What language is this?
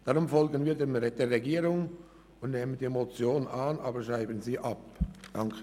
Swiss German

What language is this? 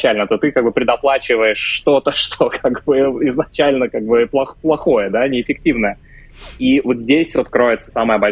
Russian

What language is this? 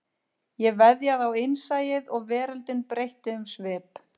Icelandic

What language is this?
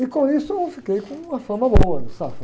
Portuguese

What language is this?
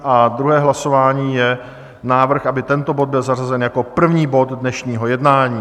Czech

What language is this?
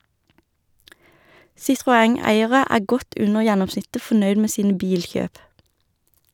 Norwegian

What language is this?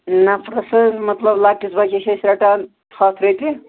Kashmiri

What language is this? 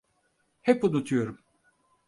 Turkish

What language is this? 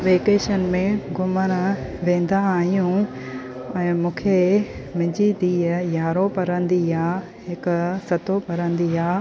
Sindhi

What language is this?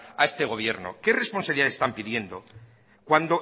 Spanish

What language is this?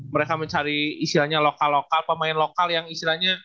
Indonesian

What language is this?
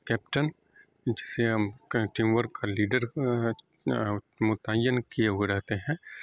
Urdu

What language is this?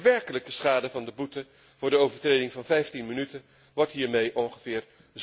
Dutch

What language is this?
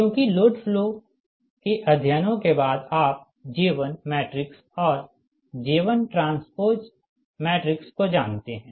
Hindi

